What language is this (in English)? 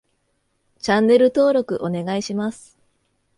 Japanese